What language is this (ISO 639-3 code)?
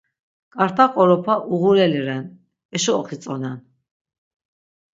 lzz